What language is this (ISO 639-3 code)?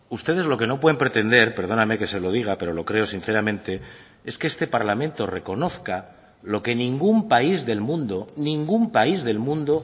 spa